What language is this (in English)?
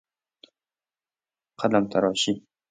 Persian